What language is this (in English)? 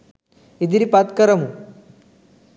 Sinhala